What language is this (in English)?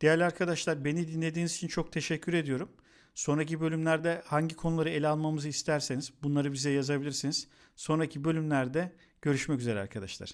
Turkish